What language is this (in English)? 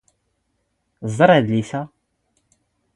Standard Moroccan Tamazight